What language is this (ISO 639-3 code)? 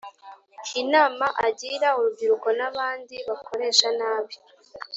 kin